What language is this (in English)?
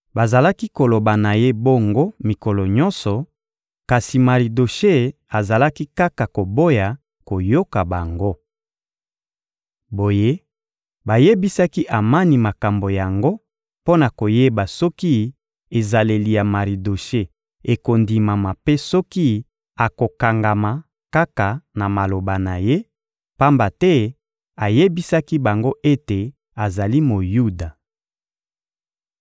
Lingala